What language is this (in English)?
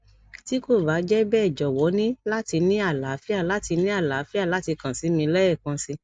Yoruba